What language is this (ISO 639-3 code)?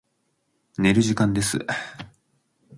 jpn